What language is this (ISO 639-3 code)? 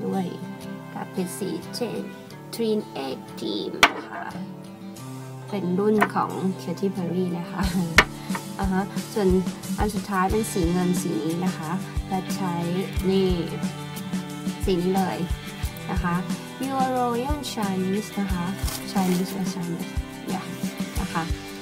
tha